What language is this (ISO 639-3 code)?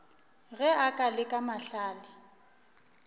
nso